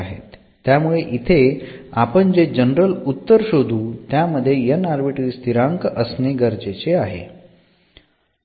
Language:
Marathi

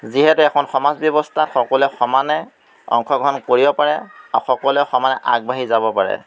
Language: Assamese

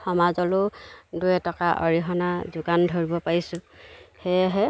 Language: Assamese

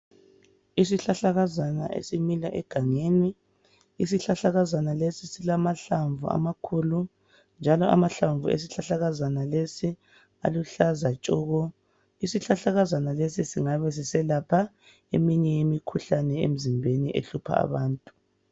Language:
North Ndebele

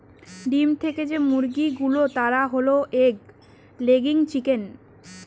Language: Bangla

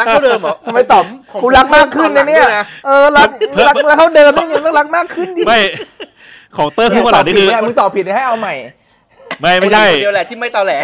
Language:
Thai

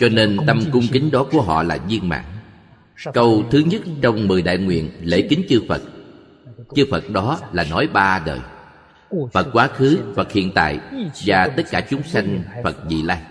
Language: Vietnamese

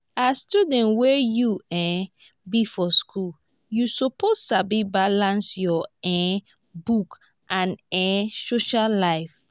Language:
Nigerian Pidgin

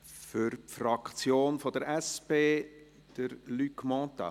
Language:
Swiss German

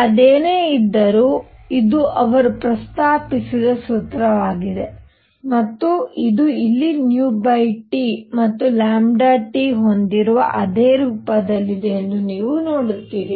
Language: Kannada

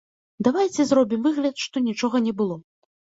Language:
Belarusian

